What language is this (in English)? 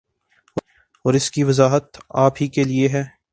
Urdu